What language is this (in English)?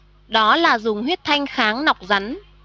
Vietnamese